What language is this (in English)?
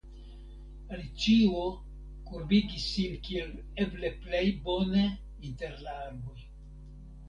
Esperanto